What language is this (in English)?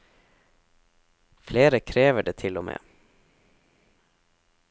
Norwegian